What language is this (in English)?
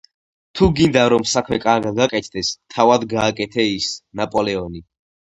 Georgian